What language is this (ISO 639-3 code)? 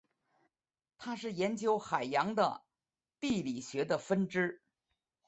zho